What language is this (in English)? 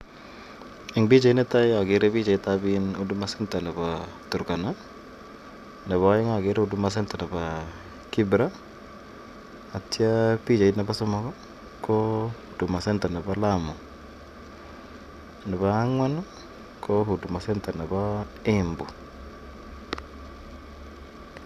Kalenjin